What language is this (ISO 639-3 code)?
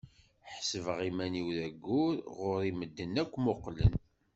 kab